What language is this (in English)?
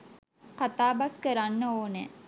Sinhala